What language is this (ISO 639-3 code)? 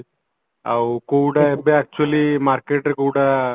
ori